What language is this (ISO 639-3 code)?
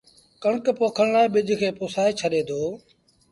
sbn